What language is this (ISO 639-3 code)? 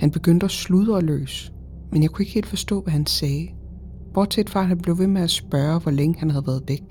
dan